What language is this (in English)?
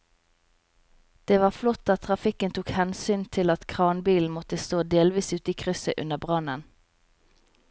Norwegian